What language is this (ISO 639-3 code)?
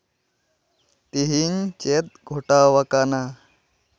sat